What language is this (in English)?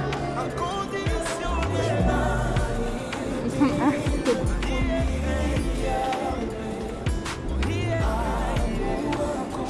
French